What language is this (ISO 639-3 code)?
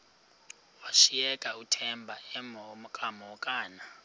xho